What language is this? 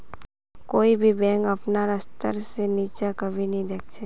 Magahi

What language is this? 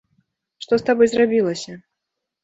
Belarusian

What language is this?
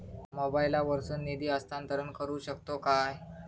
Marathi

